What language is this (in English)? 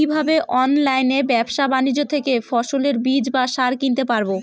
Bangla